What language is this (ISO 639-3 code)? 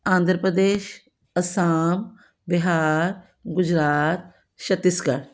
pan